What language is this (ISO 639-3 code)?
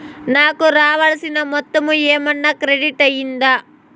tel